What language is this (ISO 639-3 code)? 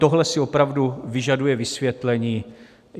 ces